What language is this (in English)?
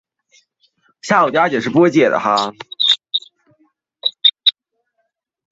Chinese